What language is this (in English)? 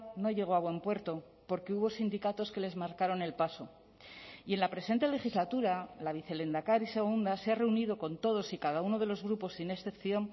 Spanish